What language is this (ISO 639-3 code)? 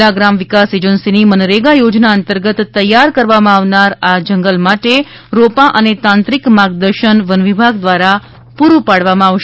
guj